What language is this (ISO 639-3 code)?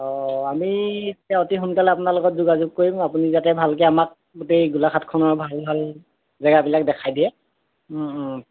asm